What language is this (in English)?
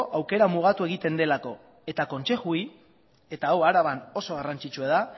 Basque